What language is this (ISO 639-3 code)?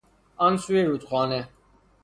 fas